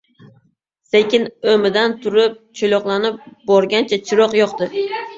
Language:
Uzbek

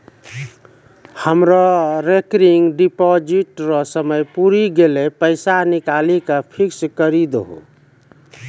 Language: Maithili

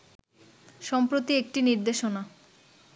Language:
Bangla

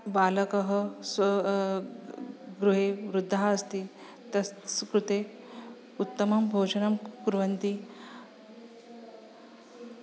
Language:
Sanskrit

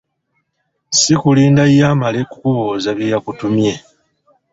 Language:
Ganda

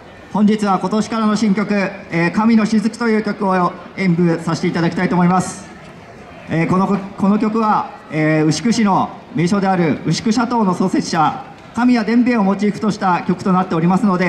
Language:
Japanese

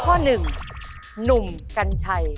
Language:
Thai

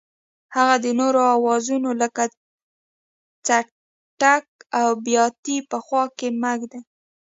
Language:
Pashto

